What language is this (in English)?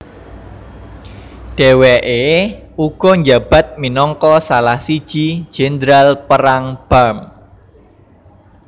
Javanese